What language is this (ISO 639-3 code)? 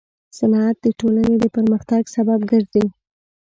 pus